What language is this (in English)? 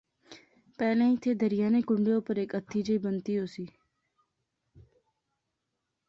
Pahari-Potwari